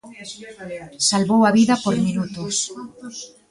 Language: Galician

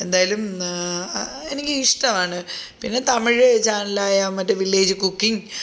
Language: Malayalam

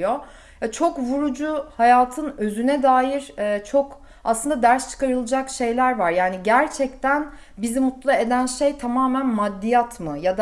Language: Turkish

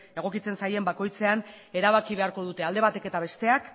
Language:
Basque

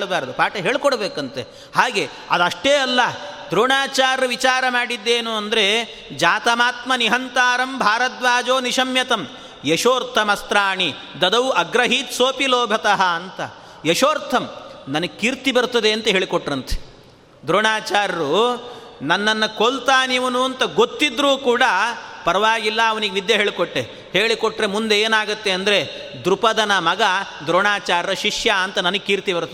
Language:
Kannada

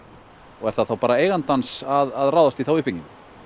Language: Icelandic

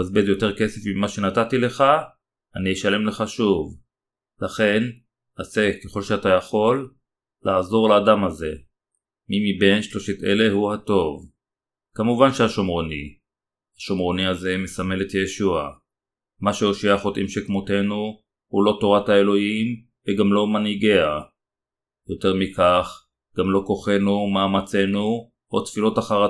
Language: Hebrew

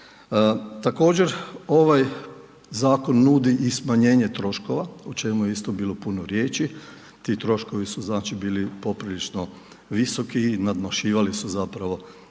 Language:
Croatian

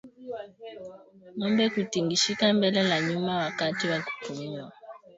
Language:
Swahili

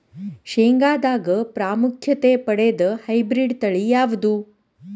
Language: Kannada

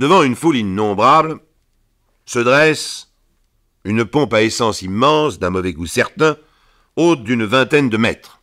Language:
French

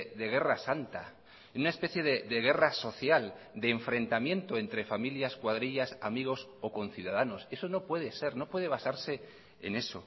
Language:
Spanish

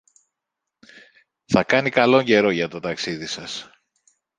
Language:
Greek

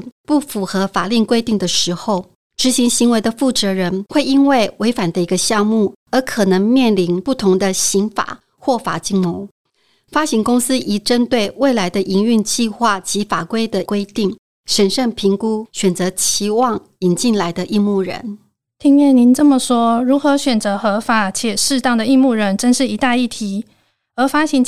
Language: Chinese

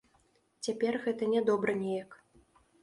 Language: Belarusian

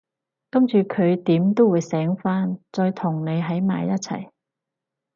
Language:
Cantonese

